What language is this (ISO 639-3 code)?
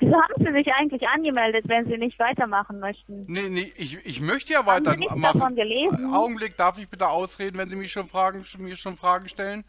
deu